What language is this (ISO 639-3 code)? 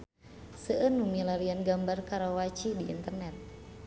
sun